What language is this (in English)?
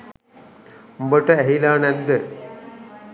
Sinhala